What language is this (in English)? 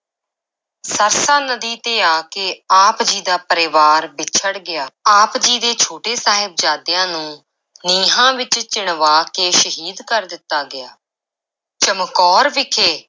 Punjabi